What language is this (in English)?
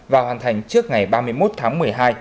Vietnamese